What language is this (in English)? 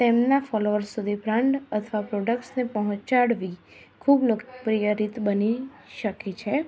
Gujarati